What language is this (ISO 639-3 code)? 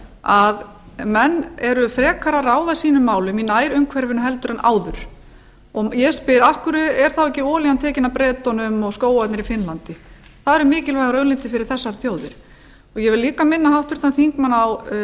isl